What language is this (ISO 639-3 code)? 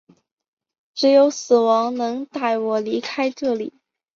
zho